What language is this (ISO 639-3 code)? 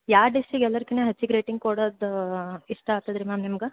kan